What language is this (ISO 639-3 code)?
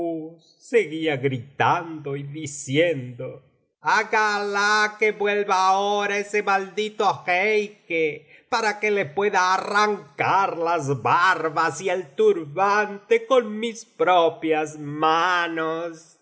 spa